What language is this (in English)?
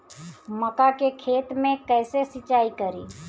Bhojpuri